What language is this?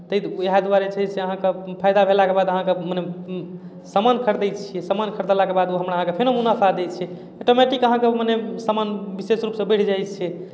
Maithili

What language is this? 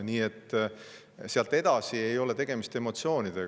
Estonian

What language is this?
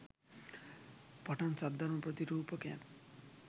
Sinhala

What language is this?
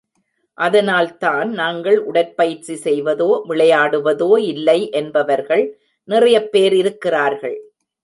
Tamil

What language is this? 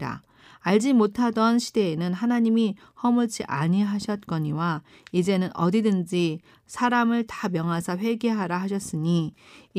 Korean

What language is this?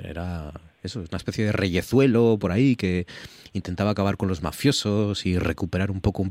Spanish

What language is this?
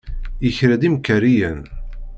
Kabyle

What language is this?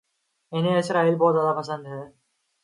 Urdu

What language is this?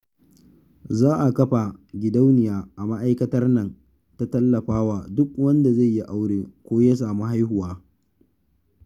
Hausa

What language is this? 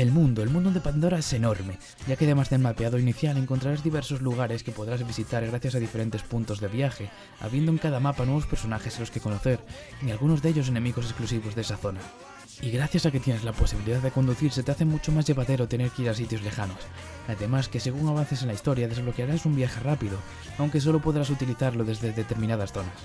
Spanish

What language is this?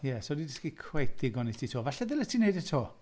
Welsh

